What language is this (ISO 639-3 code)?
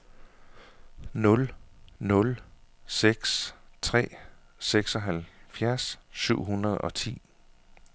dan